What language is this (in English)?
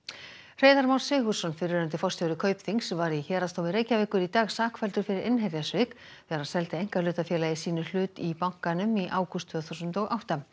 Icelandic